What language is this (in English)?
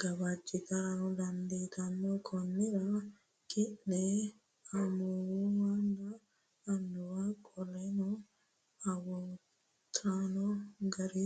Sidamo